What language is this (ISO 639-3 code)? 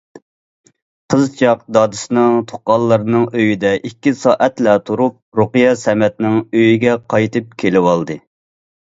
uig